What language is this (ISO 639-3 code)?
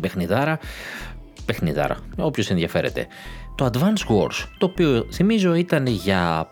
ell